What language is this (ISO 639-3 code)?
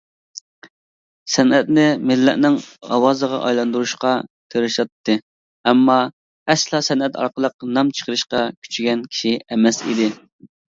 uig